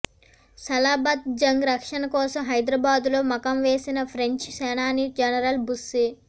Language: Telugu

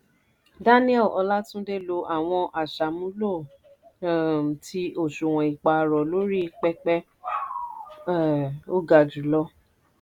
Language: Yoruba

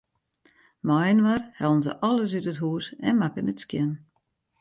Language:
Western Frisian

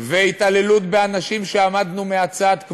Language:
Hebrew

